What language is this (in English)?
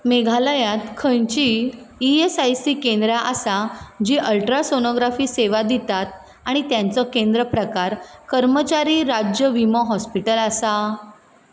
Konkani